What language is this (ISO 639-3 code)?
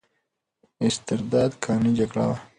pus